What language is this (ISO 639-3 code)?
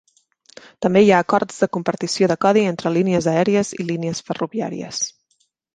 cat